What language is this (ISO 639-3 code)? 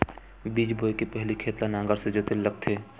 hne